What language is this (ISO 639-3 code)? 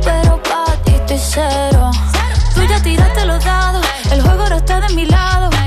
fas